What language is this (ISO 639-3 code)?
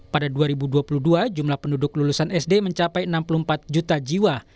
ind